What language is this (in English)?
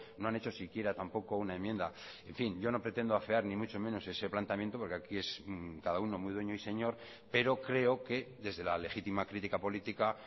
Spanish